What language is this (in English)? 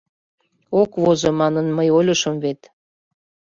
Mari